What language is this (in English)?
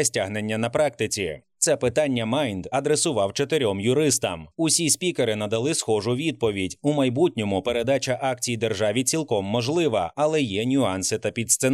Ukrainian